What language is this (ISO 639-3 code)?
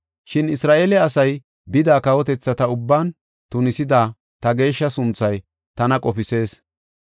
gof